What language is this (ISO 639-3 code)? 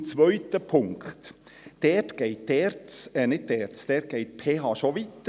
gsw